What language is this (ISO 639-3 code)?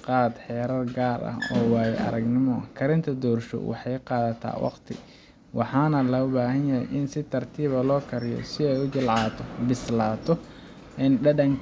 som